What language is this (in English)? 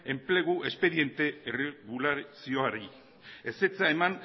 Basque